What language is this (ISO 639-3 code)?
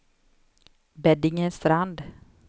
swe